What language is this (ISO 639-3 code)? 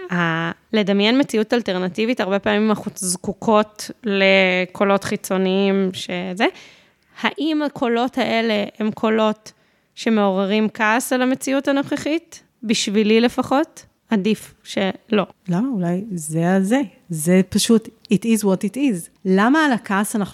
heb